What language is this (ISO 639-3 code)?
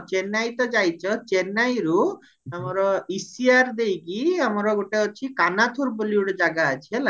ori